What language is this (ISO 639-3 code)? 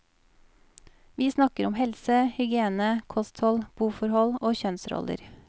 nor